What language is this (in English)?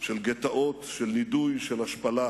Hebrew